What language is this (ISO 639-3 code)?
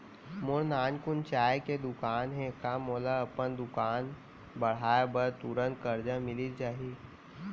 hne